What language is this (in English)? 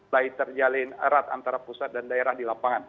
Indonesian